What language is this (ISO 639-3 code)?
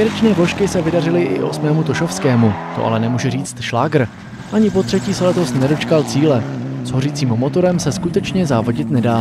ces